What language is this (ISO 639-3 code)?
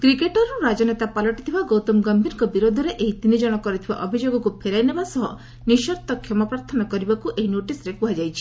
ori